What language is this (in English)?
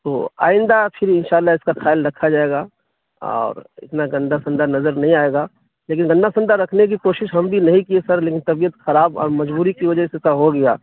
Urdu